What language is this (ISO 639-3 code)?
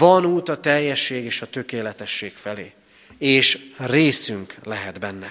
hun